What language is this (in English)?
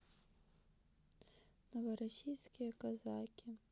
Russian